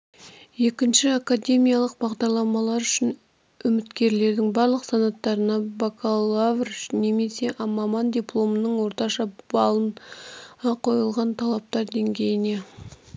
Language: Kazakh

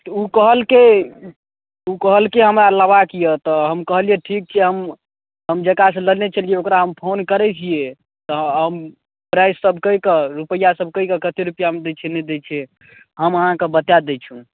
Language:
Maithili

